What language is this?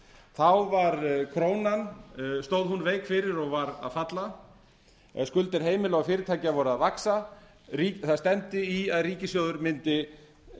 Icelandic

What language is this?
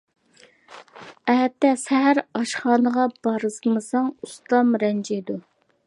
Uyghur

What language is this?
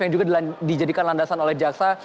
Indonesian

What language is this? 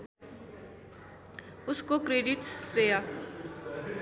Nepali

